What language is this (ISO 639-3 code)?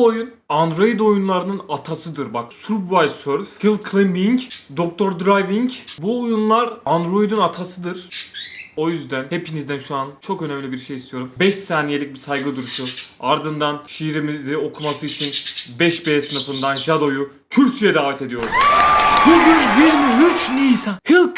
tur